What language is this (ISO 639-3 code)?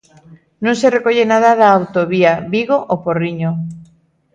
glg